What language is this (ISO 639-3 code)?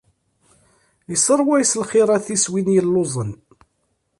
kab